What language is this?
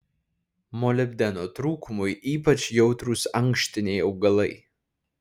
Lithuanian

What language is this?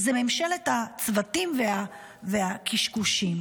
Hebrew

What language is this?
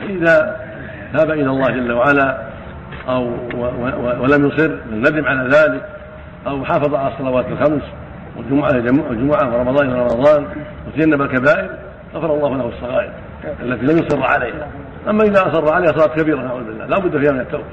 Arabic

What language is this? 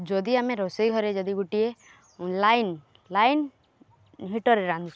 Odia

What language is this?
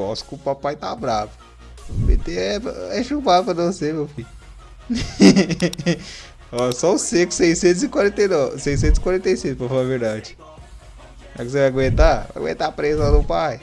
Portuguese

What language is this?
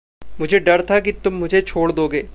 Hindi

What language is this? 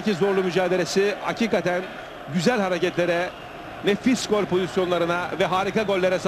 Turkish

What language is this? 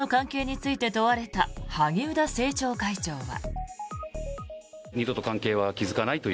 Japanese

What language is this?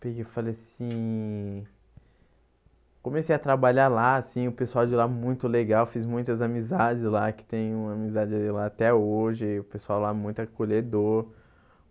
Portuguese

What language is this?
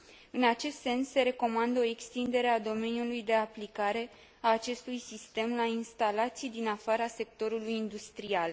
Romanian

